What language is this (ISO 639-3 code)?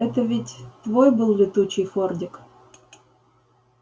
rus